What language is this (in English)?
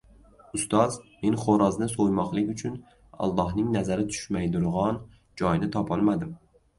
Uzbek